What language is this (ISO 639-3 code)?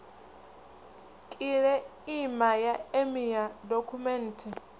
ven